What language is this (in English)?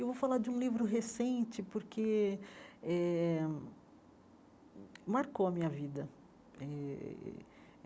Portuguese